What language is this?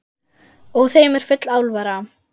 Icelandic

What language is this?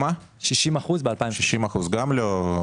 Hebrew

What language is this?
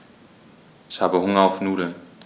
German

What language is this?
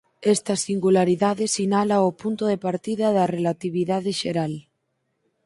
Galician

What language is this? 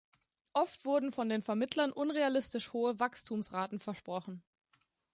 German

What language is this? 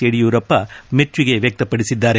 Kannada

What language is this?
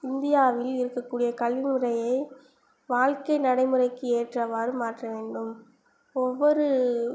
Tamil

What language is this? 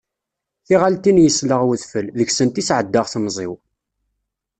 Kabyle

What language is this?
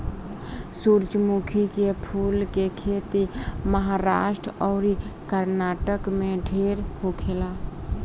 Bhojpuri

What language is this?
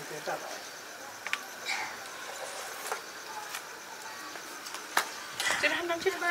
Thai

